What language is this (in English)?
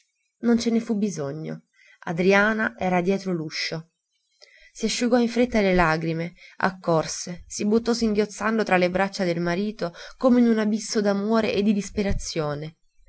Italian